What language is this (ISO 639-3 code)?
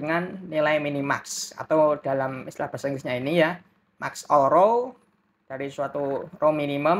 ind